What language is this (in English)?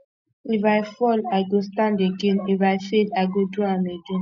Nigerian Pidgin